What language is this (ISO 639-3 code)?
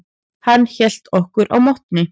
isl